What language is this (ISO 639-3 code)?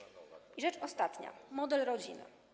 pol